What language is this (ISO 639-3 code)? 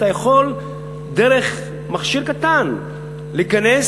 heb